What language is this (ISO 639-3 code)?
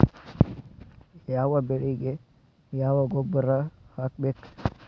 kan